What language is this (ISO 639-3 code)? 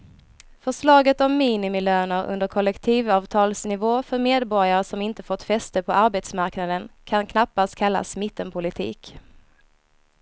swe